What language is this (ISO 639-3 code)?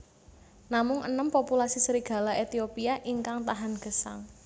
jav